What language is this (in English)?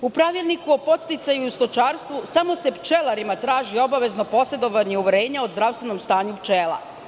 Serbian